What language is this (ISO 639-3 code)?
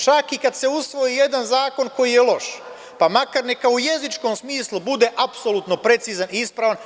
srp